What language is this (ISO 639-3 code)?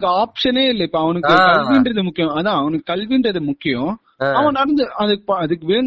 tam